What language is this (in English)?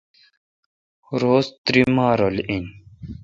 Kalkoti